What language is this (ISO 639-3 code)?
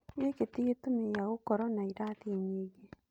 kik